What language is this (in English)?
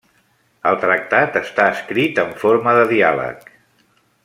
Catalan